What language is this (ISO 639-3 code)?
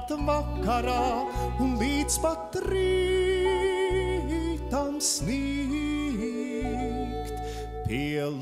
lav